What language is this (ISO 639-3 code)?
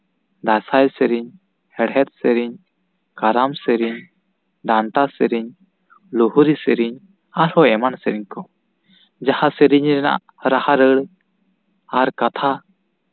sat